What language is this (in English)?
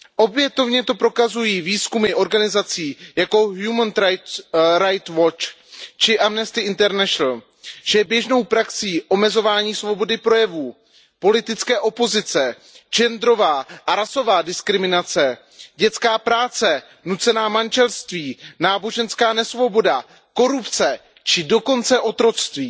Czech